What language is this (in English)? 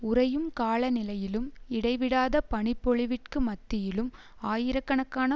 Tamil